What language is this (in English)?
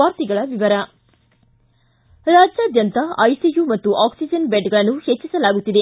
Kannada